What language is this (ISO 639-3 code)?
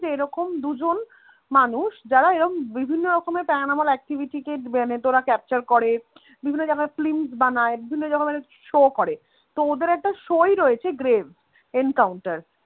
ben